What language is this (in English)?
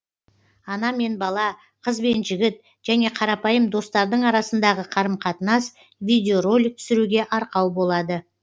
Kazakh